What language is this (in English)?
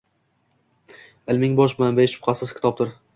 Uzbek